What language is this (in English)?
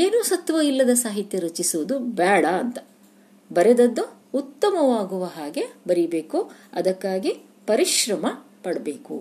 Kannada